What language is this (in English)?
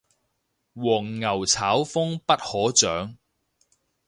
Cantonese